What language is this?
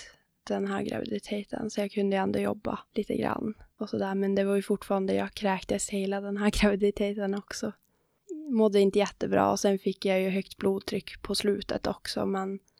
Swedish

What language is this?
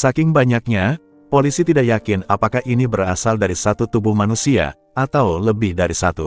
Indonesian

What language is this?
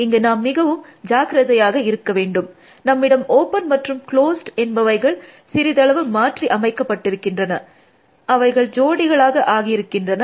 Tamil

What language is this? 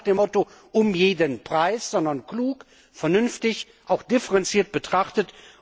German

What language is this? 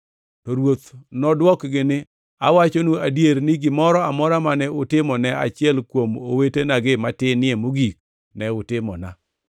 Luo (Kenya and Tanzania)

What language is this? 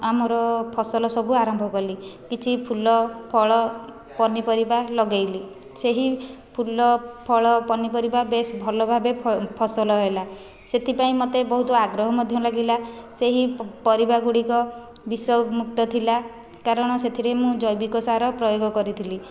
Odia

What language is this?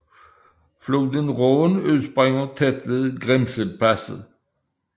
Danish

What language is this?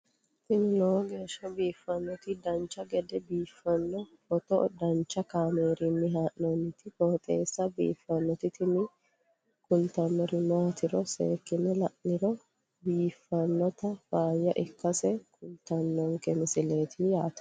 Sidamo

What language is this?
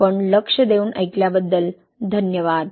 Marathi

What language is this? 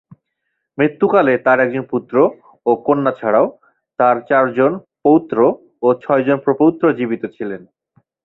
Bangla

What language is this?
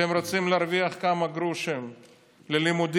Hebrew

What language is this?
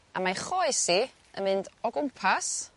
Welsh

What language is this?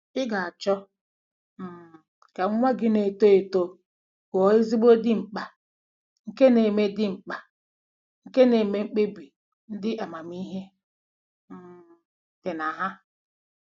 Igbo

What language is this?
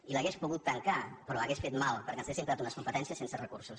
Catalan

